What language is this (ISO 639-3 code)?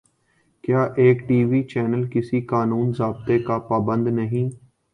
urd